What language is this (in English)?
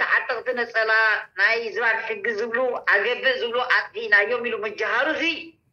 Arabic